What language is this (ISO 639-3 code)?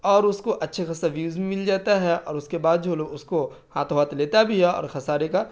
urd